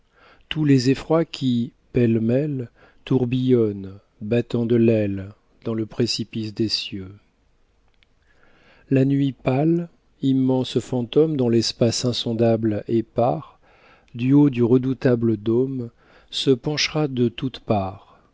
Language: French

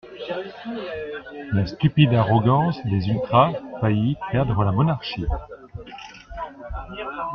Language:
French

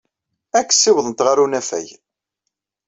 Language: Kabyle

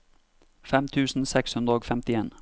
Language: Norwegian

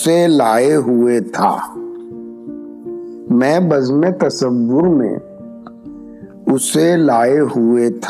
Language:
Urdu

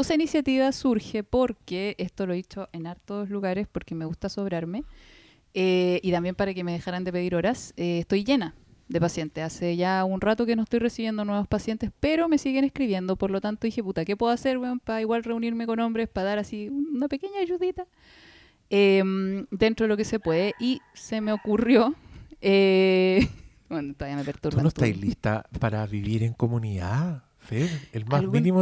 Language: Spanish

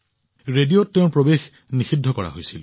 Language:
Assamese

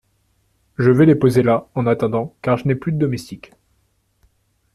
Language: French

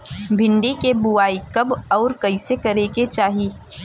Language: Bhojpuri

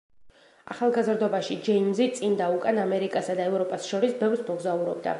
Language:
Georgian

